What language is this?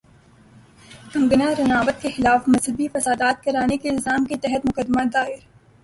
Urdu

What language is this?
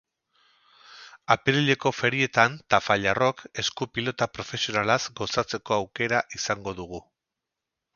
Basque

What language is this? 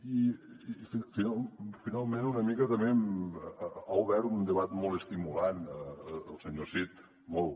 Catalan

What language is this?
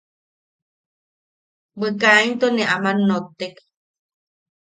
Yaqui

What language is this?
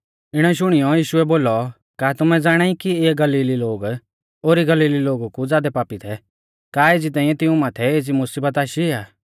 Mahasu Pahari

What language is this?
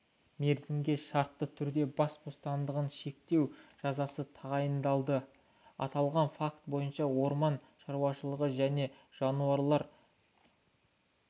Kazakh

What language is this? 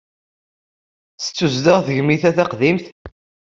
Kabyle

